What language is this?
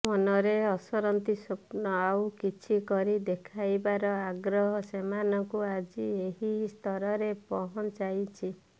Odia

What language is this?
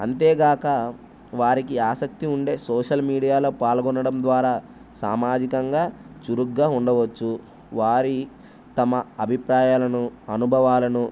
Telugu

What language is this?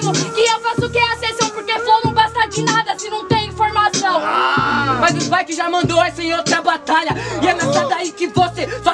Portuguese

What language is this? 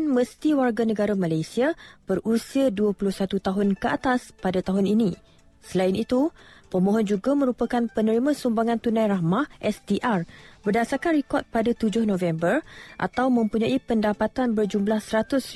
Malay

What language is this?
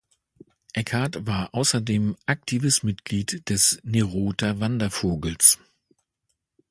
German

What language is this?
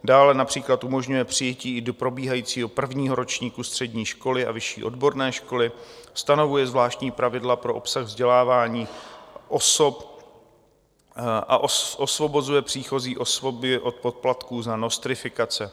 Czech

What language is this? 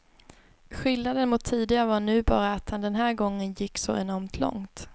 Swedish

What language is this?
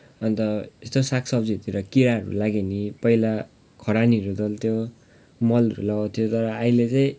Nepali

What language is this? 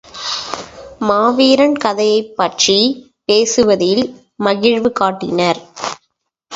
Tamil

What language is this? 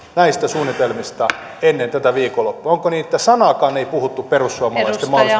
Finnish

